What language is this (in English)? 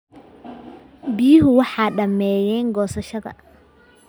Somali